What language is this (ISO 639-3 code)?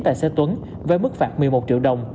vie